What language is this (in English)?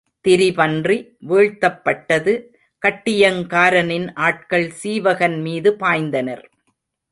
Tamil